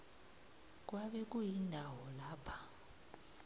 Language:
South Ndebele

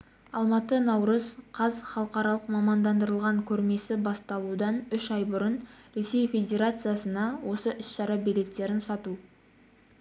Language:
Kazakh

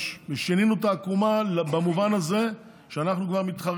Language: Hebrew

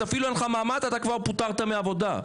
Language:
Hebrew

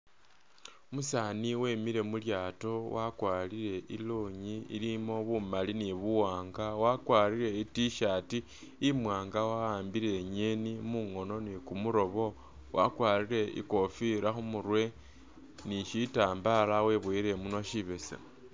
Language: Masaaba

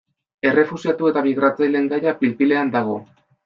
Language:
Basque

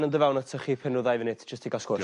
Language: Welsh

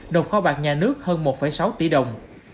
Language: Vietnamese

